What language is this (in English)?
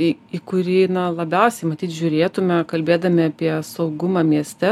Lithuanian